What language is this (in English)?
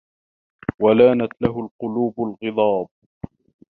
Arabic